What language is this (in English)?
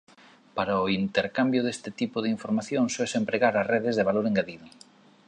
Galician